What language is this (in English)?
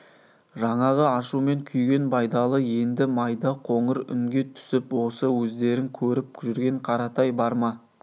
Kazakh